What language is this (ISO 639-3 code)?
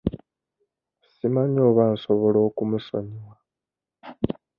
lug